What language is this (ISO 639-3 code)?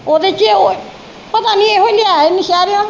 pan